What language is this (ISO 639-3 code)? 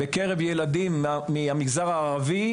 heb